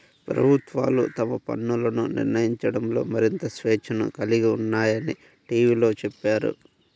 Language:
Telugu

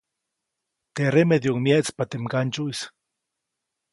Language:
Copainalá Zoque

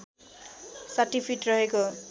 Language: Nepali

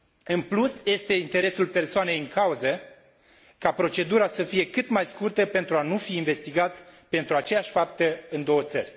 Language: Romanian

